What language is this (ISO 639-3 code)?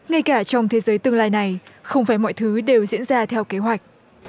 vie